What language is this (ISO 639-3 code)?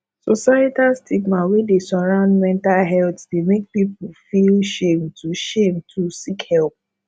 pcm